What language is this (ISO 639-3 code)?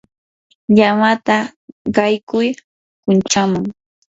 qur